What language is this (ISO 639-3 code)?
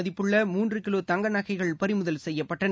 tam